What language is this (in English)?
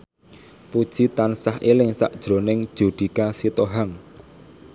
Javanese